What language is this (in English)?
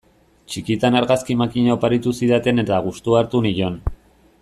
Basque